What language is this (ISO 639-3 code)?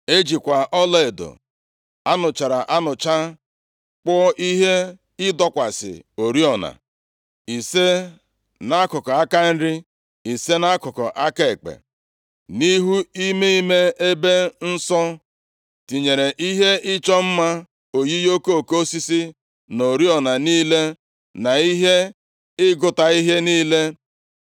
ibo